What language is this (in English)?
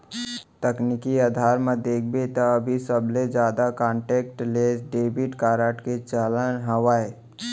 Chhattisgarhi